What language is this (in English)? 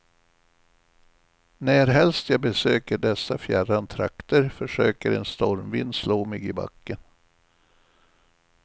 Swedish